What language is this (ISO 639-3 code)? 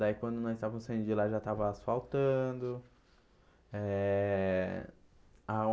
por